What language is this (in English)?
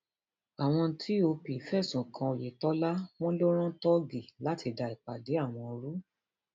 Yoruba